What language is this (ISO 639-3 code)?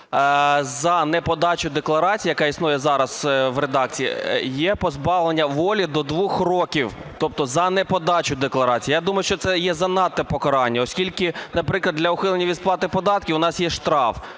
ukr